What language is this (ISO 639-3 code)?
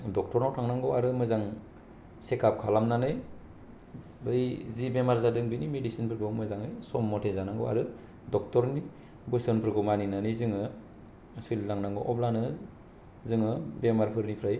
brx